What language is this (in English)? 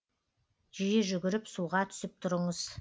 Kazakh